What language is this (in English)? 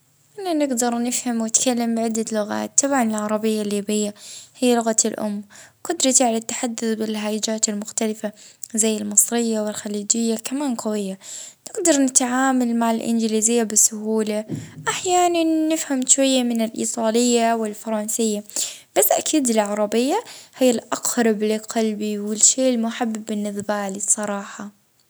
Libyan Arabic